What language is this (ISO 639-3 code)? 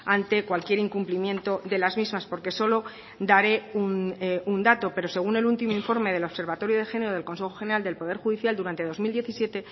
spa